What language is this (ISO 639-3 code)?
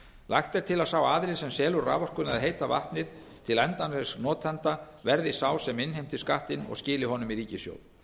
isl